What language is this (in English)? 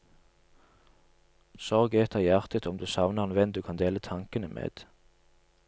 Norwegian